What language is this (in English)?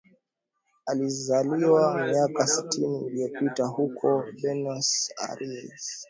Swahili